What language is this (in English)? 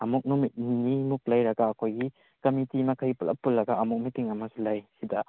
Manipuri